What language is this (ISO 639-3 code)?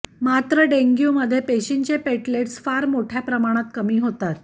mar